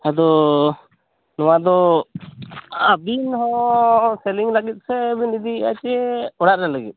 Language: Santali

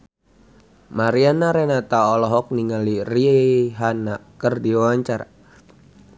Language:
Sundanese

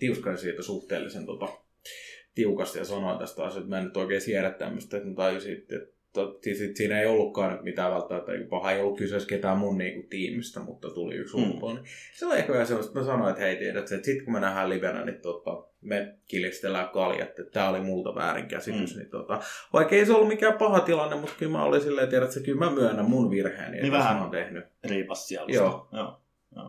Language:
Finnish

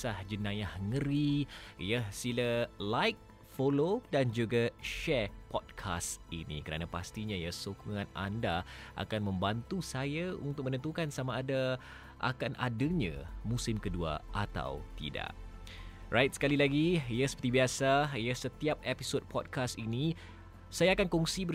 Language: Malay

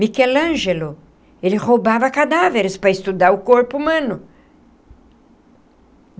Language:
Portuguese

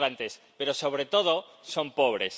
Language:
Spanish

